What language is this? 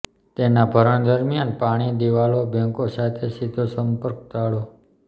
Gujarati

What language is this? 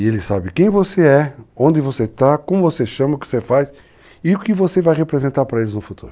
Portuguese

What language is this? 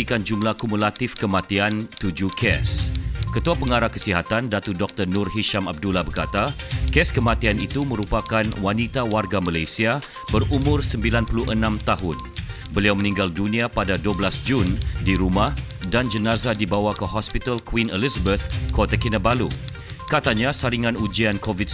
Malay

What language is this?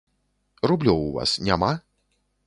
Belarusian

